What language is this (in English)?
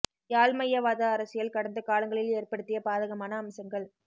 Tamil